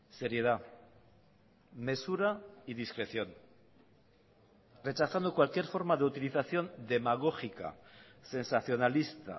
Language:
Spanish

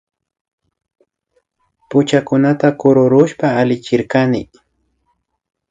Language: Imbabura Highland Quichua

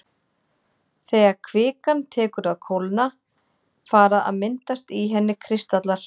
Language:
Icelandic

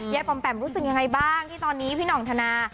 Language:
Thai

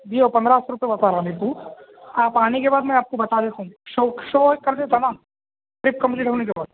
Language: Urdu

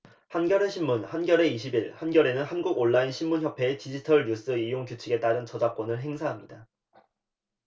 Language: Korean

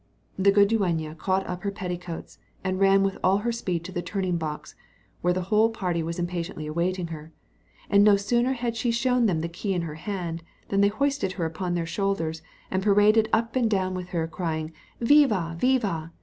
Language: English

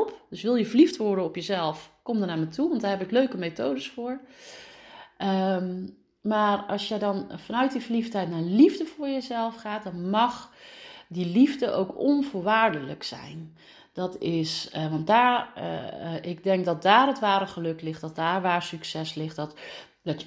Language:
Dutch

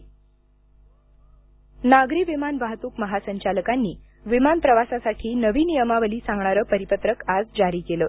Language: Marathi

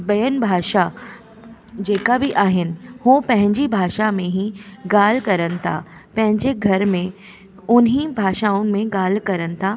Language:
Sindhi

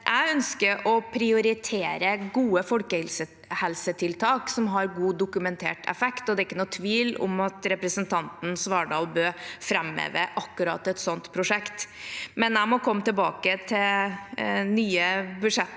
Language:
Norwegian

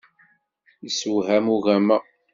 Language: Kabyle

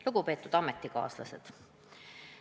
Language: Estonian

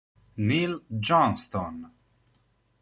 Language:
Italian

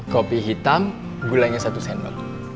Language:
Indonesian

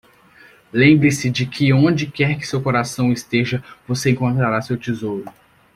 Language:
Portuguese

